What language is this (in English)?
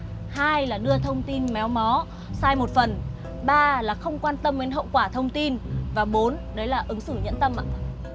Vietnamese